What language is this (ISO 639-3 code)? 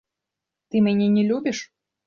bel